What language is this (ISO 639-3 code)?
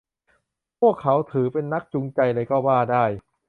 tha